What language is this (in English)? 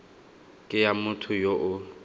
Tswana